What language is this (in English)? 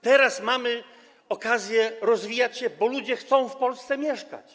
Polish